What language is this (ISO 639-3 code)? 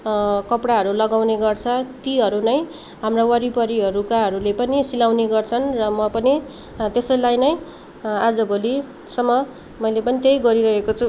nep